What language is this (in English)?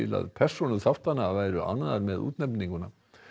Icelandic